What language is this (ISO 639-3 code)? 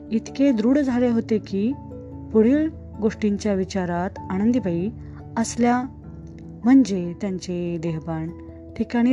mar